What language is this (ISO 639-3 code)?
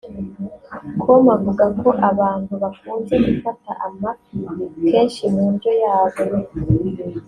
kin